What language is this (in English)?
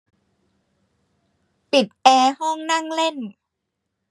Thai